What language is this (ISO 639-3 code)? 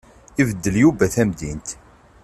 kab